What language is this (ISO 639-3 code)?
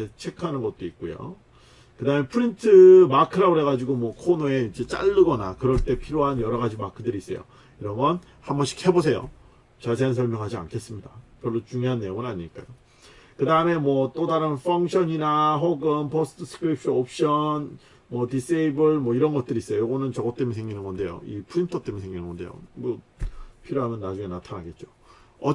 kor